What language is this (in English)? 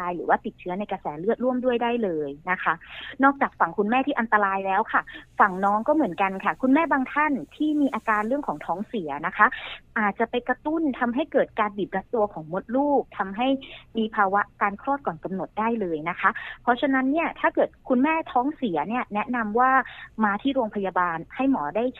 Thai